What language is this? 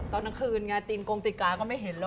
Thai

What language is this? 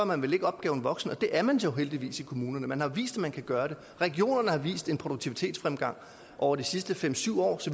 Danish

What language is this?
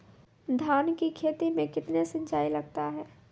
Maithili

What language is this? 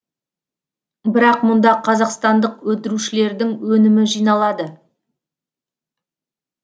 Kazakh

